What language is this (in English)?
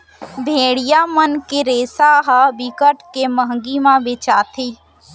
Chhattisgarhi